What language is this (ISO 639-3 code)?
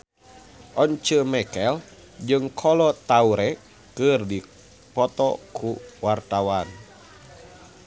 sun